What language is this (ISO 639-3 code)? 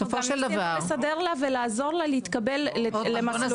heb